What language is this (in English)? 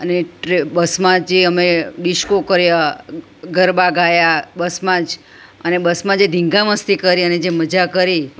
Gujarati